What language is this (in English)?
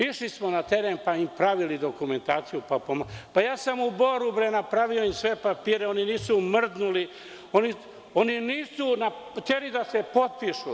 Serbian